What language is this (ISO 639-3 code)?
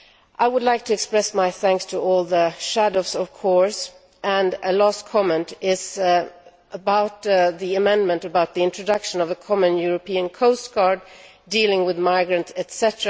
eng